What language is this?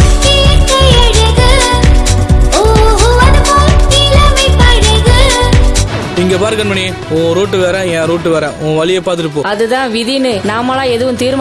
Tamil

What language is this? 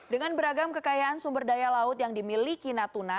Indonesian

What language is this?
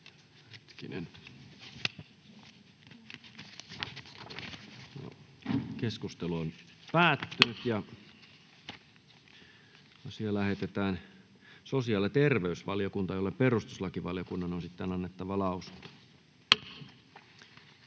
Finnish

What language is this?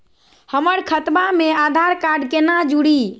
Magahi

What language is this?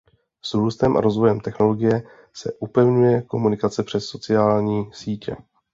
Czech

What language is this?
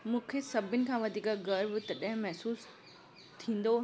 Sindhi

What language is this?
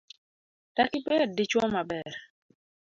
Luo (Kenya and Tanzania)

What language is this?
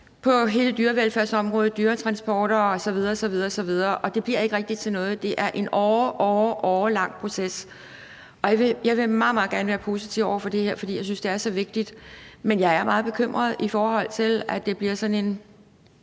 Danish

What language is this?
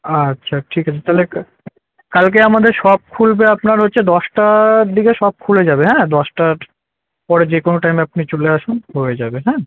Bangla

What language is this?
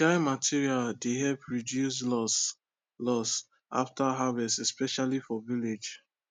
Nigerian Pidgin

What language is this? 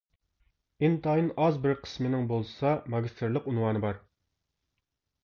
Uyghur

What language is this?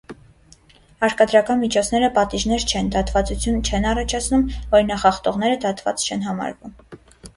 Armenian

